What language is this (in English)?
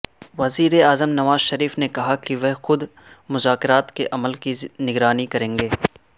Urdu